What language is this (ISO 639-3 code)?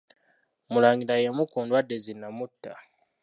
lug